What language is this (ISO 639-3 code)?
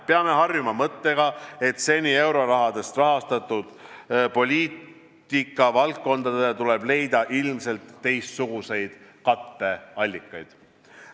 est